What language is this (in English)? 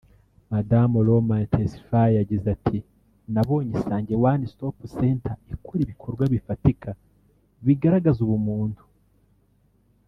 Kinyarwanda